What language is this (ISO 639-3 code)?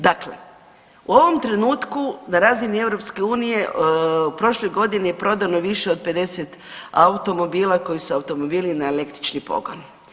hrv